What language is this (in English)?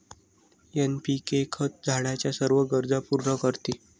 Marathi